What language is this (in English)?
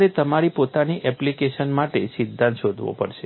Gujarati